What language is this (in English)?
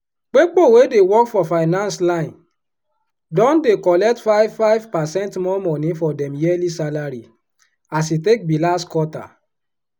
Nigerian Pidgin